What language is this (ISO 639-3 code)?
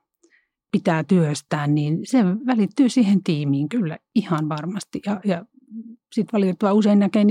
fin